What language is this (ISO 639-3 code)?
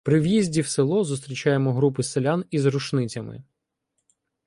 ukr